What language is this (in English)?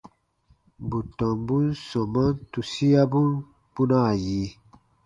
Baatonum